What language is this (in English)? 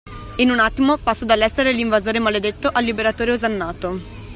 Italian